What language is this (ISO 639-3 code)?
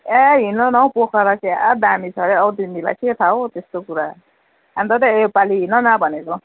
nep